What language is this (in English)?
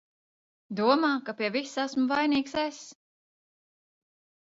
Latvian